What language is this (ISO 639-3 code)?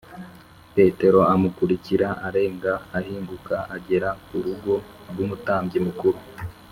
kin